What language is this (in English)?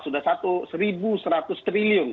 Indonesian